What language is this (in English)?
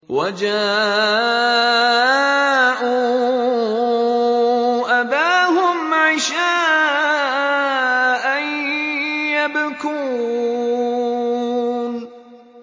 Arabic